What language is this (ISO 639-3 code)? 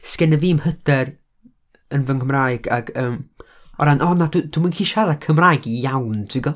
cym